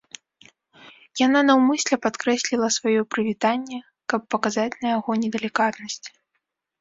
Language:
Belarusian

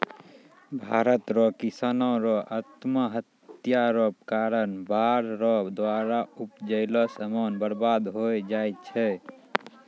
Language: Maithili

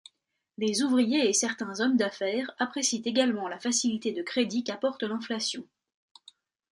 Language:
French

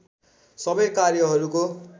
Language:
Nepali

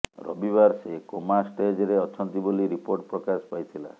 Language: Odia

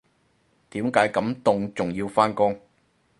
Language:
Cantonese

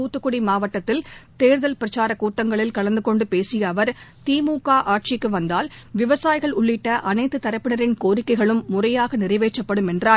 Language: Tamil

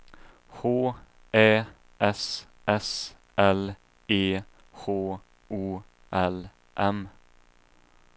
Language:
Swedish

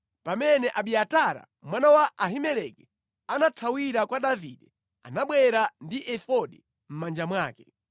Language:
Nyanja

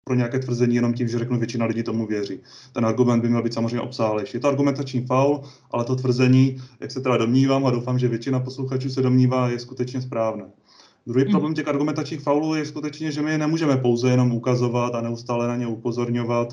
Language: Czech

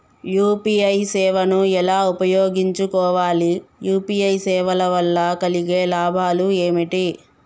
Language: Telugu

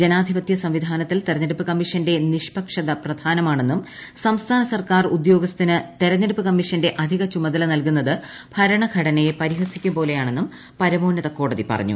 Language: Malayalam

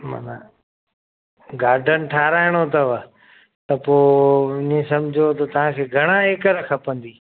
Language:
Sindhi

